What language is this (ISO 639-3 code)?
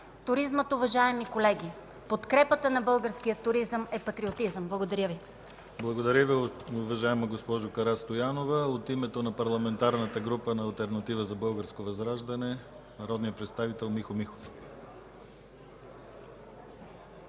bul